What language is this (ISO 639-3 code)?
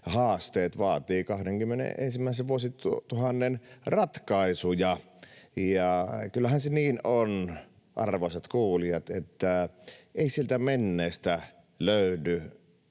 fin